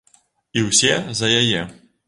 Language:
Belarusian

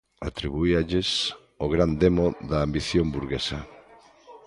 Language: Galician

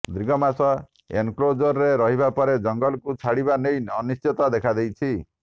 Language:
Odia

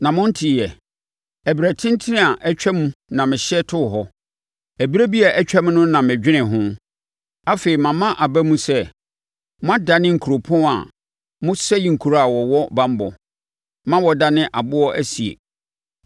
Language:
Akan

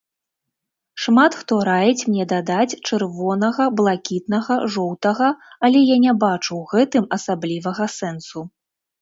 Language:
Belarusian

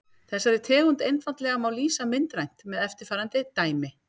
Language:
Icelandic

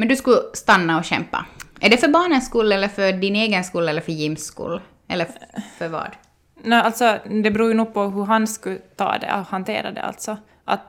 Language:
Swedish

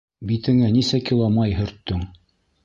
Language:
Bashkir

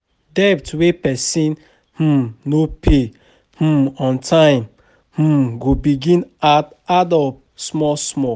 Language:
Nigerian Pidgin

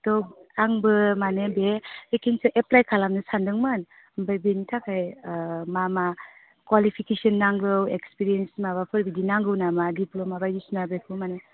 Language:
Bodo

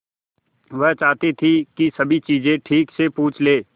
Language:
Hindi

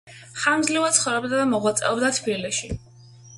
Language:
Georgian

